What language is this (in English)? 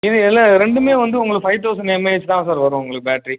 Tamil